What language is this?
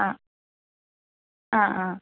Malayalam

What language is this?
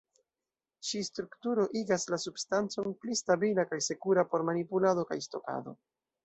Esperanto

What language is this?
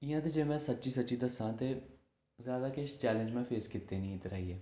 Dogri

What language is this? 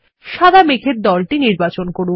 Bangla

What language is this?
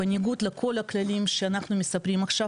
Hebrew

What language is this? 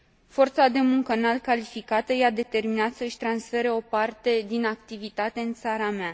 Romanian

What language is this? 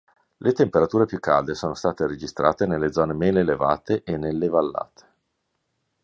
Italian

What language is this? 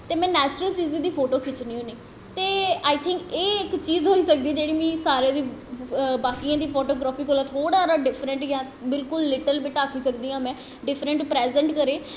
Dogri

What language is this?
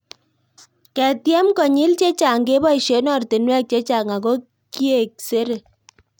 Kalenjin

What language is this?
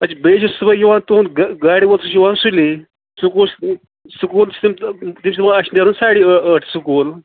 Kashmiri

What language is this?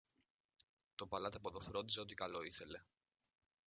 Greek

